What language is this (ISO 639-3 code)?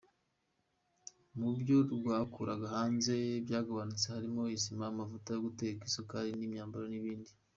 kin